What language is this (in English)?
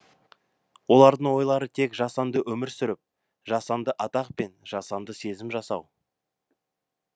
Kazakh